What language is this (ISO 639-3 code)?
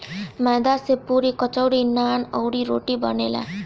bho